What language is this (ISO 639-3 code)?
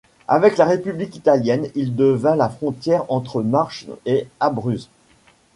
fra